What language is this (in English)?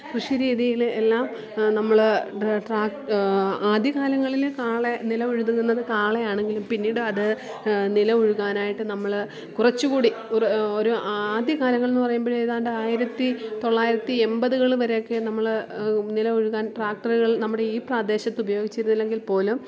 Malayalam